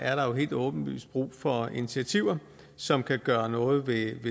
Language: Danish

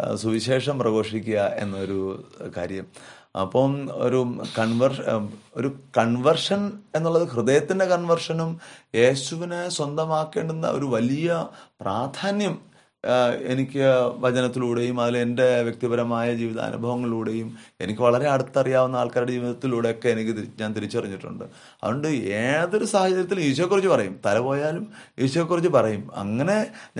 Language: Malayalam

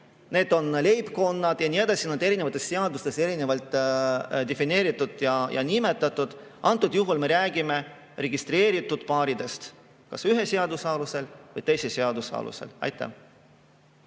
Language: Estonian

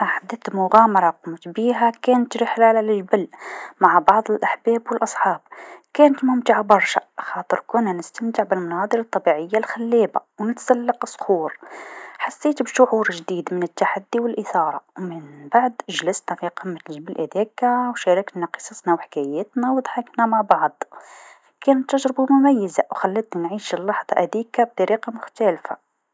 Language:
Tunisian Arabic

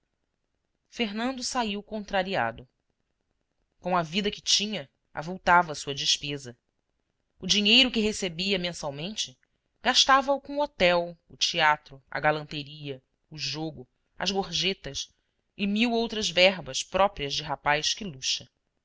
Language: Portuguese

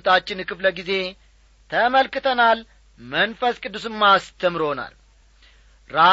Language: Amharic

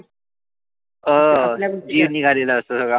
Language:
Marathi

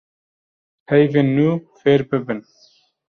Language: Kurdish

